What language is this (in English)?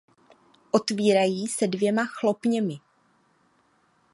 Czech